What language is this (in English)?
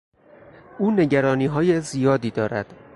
Persian